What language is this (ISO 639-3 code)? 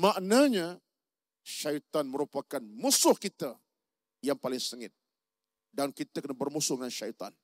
msa